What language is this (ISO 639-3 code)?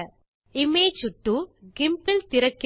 tam